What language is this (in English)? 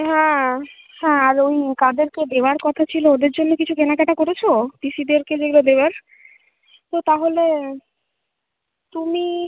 Bangla